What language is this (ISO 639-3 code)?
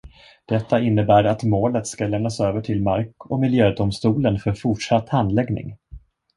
swe